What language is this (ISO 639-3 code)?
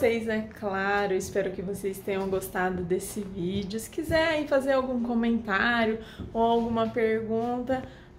por